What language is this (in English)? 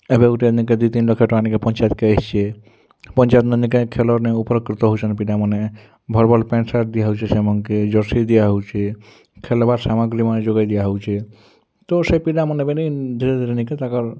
Odia